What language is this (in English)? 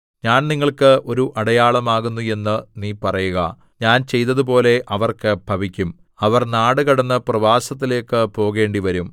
Malayalam